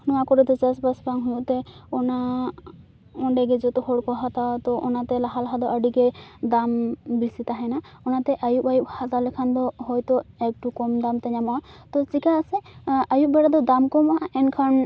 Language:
Santali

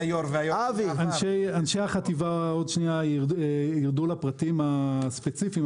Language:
Hebrew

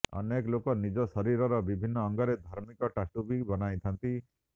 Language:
Odia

